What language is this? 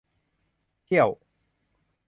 Thai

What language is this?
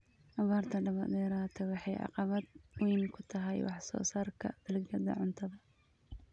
Somali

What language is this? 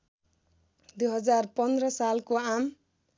Nepali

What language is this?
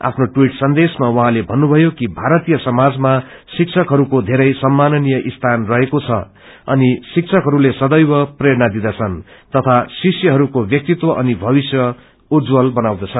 Nepali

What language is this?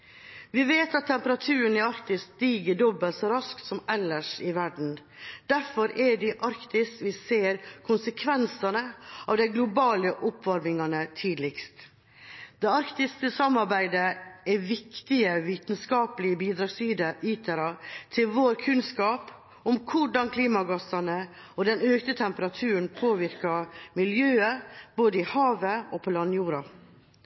Norwegian Bokmål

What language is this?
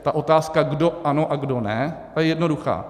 Czech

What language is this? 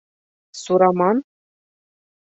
Bashkir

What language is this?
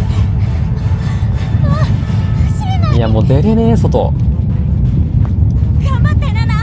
Japanese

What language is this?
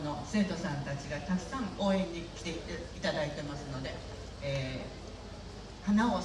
Japanese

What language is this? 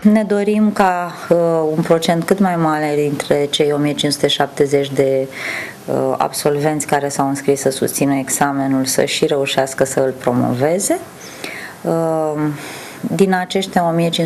Romanian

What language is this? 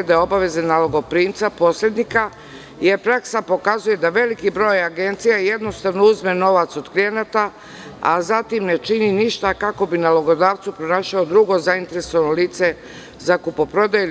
Serbian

